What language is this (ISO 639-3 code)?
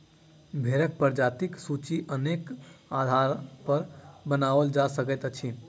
mai